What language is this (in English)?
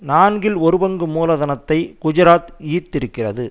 Tamil